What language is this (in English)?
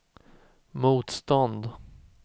Swedish